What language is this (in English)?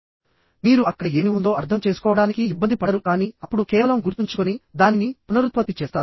Telugu